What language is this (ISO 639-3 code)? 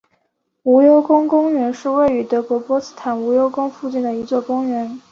zho